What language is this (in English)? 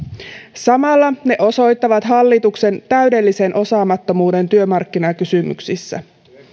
Finnish